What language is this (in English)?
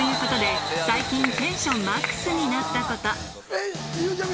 Japanese